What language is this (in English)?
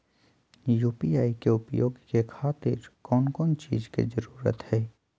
Magahi